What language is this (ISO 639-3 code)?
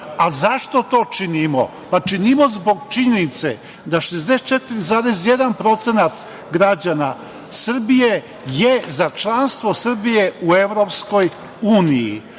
srp